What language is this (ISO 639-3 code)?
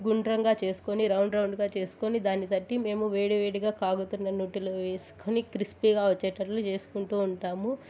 tel